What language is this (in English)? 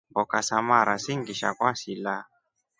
Rombo